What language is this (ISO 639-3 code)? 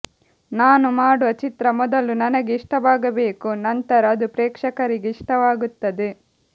kan